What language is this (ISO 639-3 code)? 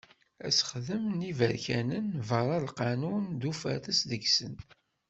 kab